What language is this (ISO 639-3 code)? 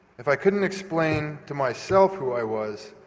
eng